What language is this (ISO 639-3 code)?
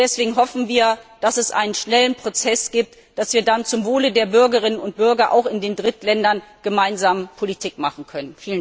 deu